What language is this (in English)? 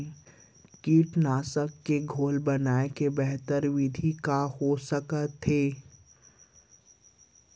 Chhattisgarhi